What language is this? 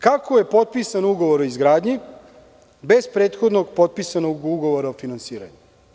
Serbian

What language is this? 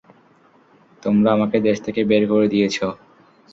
Bangla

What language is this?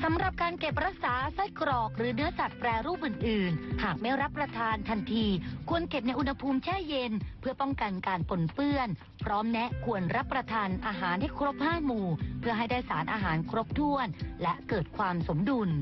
Thai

